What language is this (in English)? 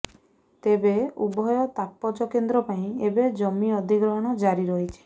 Odia